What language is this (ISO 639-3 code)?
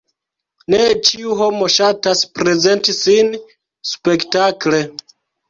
epo